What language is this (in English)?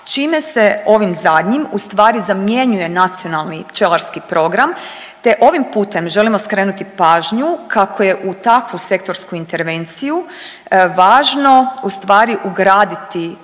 Croatian